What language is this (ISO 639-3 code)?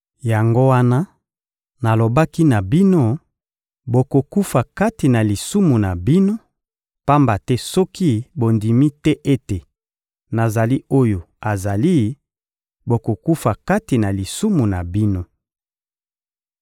lin